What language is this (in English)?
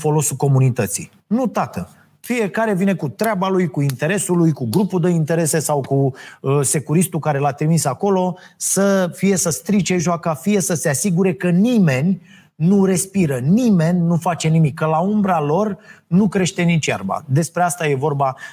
Romanian